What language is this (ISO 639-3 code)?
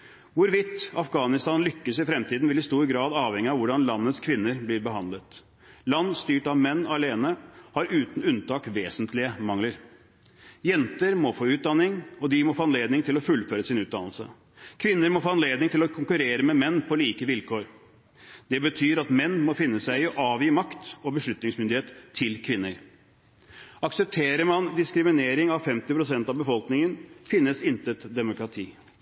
nob